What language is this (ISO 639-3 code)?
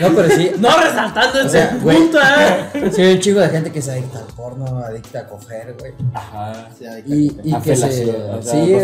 spa